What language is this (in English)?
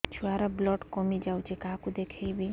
Odia